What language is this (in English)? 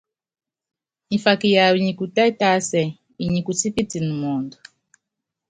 Yangben